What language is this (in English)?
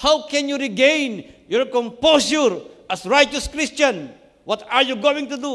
Filipino